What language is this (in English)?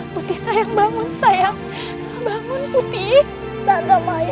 Indonesian